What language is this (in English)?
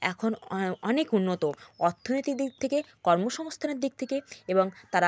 Bangla